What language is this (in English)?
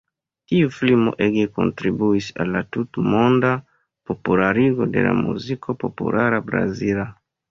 Esperanto